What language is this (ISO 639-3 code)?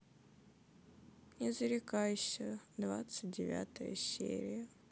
rus